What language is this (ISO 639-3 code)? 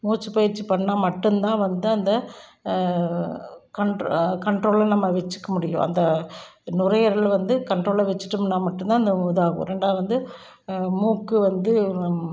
tam